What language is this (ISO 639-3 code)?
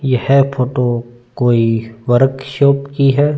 hin